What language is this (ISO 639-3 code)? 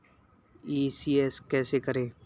hin